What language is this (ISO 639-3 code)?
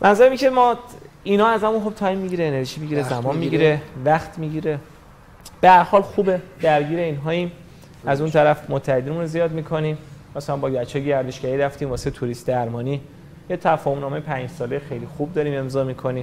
fas